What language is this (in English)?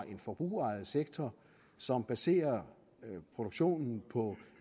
Danish